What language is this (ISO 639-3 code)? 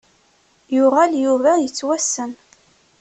kab